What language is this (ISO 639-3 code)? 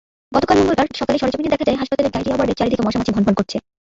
ben